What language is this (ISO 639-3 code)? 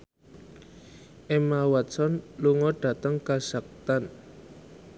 jav